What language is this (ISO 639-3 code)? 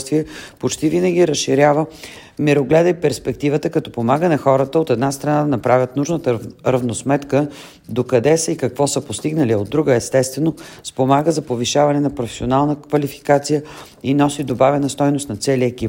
bul